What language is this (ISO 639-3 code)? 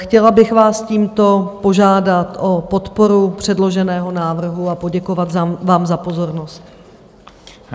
ces